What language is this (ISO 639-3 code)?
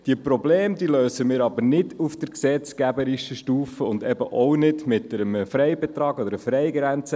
gsw